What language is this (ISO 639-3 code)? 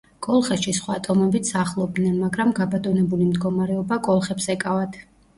kat